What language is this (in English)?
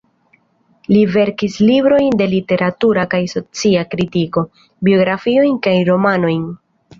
Esperanto